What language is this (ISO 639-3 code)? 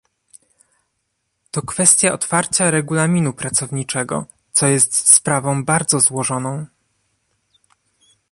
pol